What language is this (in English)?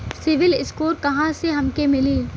Bhojpuri